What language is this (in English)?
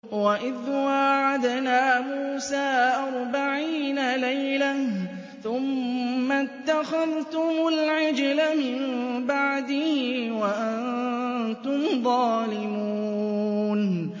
Arabic